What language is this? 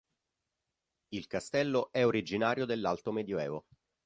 Italian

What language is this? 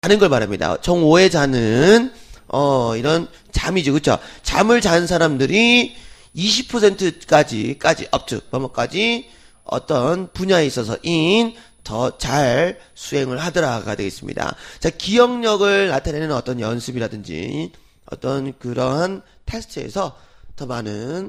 Korean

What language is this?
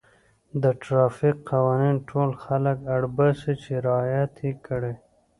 Pashto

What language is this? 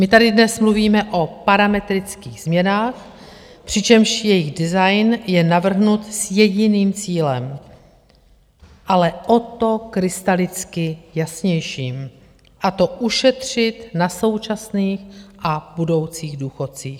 Czech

